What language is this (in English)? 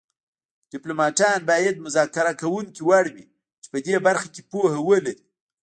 Pashto